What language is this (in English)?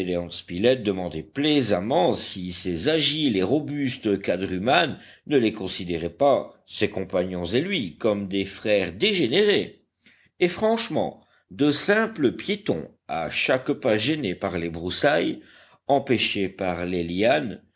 French